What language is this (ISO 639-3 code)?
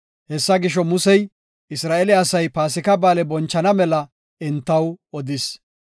gof